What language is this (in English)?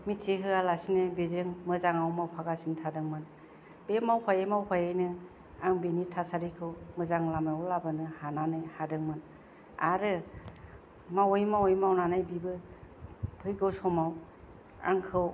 Bodo